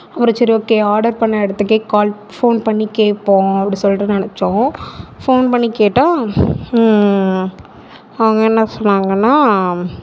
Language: Tamil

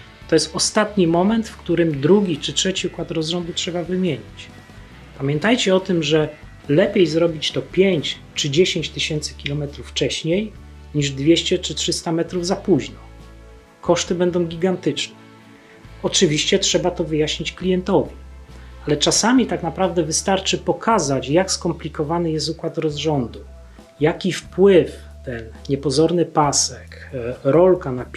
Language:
Polish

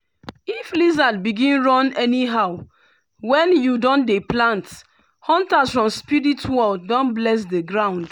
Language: Nigerian Pidgin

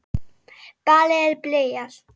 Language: Icelandic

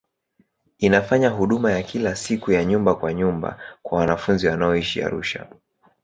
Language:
Swahili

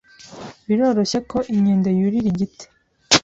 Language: Kinyarwanda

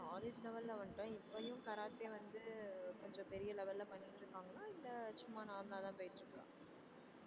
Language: Tamil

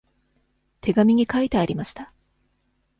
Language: Japanese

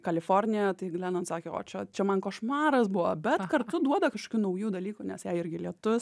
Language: Lithuanian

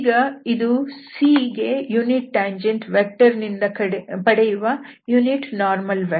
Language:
Kannada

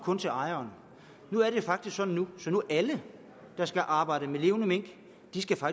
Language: Danish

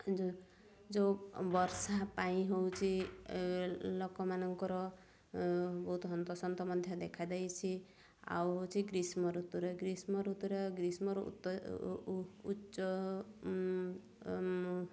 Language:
Odia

